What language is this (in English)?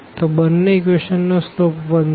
Gujarati